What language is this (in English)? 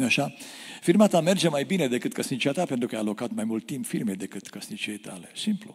Romanian